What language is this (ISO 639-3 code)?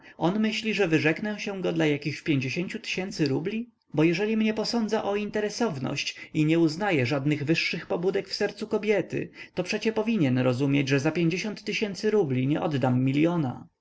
pol